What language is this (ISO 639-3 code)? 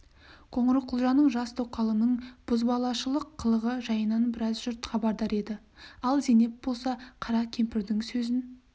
kaz